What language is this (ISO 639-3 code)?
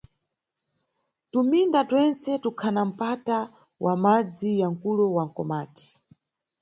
nyu